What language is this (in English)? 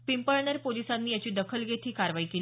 Marathi